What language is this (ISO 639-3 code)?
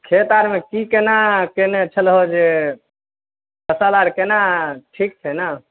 mai